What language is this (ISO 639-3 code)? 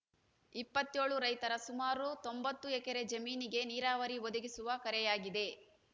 kan